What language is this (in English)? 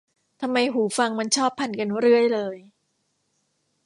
Thai